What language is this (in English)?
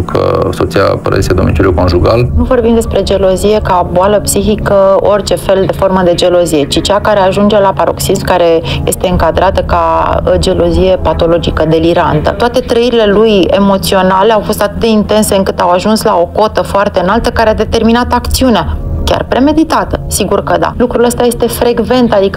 Romanian